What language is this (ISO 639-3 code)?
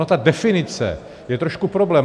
ces